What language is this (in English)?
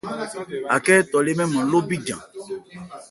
Ebrié